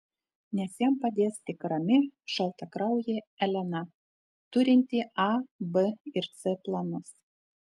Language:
Lithuanian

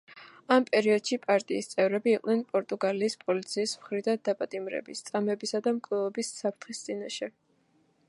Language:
Georgian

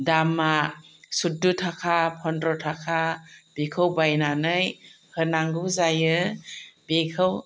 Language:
Bodo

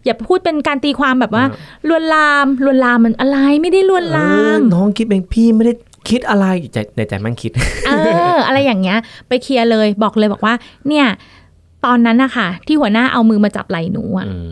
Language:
Thai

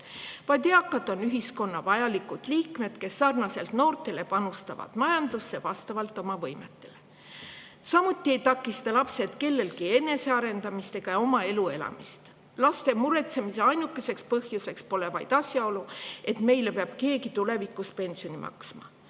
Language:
Estonian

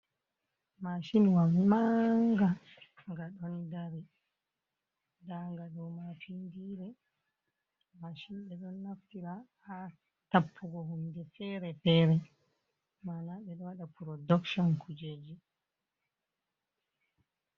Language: Fula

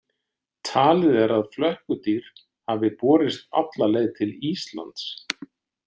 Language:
Icelandic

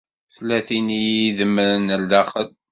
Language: Kabyle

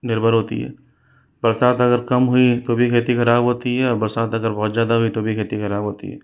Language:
Hindi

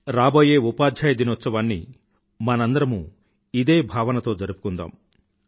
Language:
Telugu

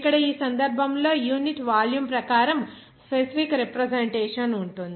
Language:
Telugu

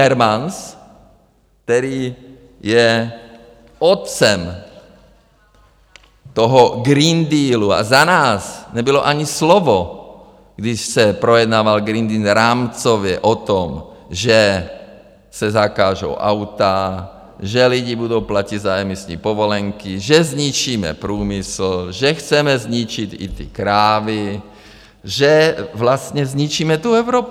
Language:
Czech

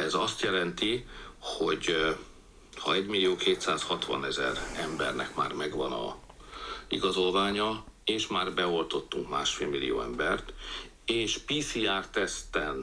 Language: Hungarian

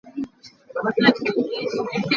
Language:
Hakha Chin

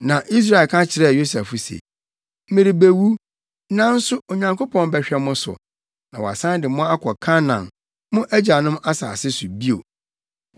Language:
Akan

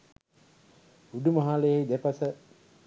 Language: Sinhala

